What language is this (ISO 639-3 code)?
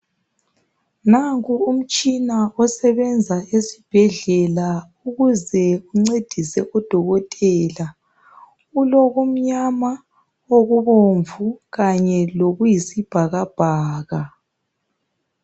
nde